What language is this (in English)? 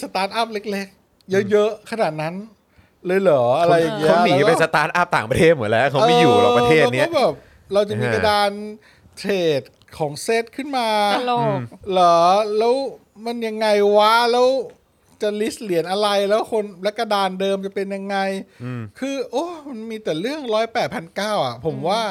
Thai